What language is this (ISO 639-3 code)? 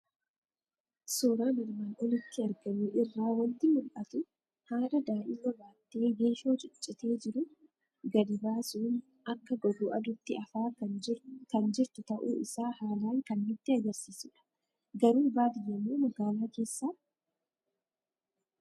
orm